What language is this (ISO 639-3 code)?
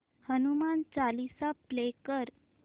mar